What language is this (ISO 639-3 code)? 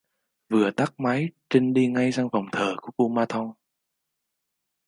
vie